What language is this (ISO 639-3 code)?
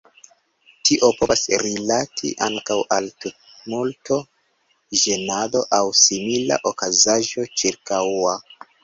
epo